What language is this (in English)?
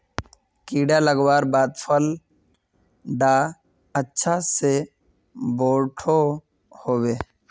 Magahi